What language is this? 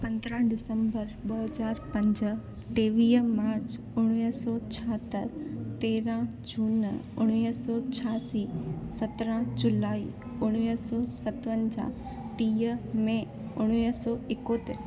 Sindhi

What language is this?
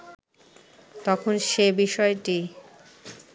Bangla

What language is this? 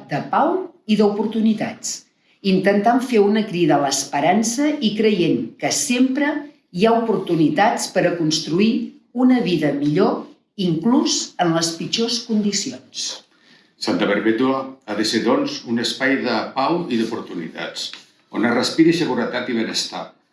Catalan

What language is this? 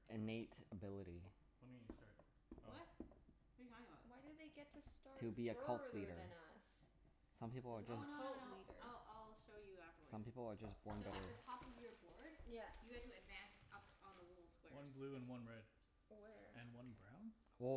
English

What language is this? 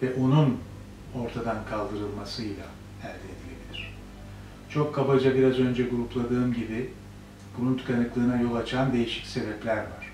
Turkish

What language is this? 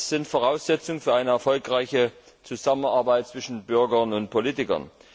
German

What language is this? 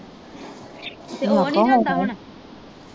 Punjabi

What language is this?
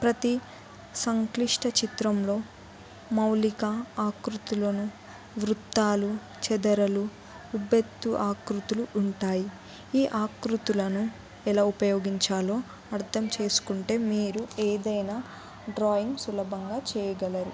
Telugu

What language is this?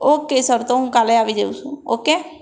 Gujarati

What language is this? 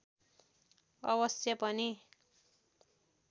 Nepali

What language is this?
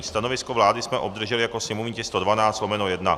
Czech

